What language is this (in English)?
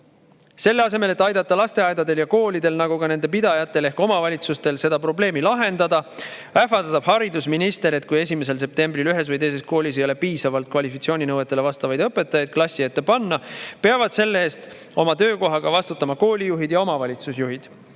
Estonian